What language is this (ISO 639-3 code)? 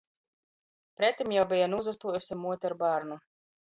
ltg